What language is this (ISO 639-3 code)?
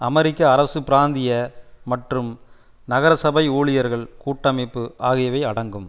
tam